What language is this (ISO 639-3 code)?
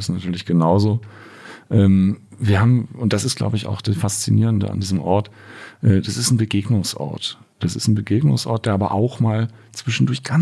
deu